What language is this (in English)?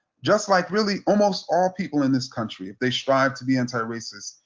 English